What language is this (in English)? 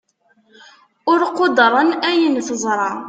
Kabyle